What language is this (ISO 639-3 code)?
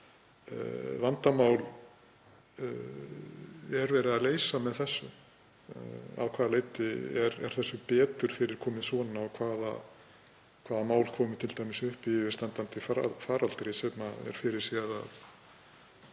isl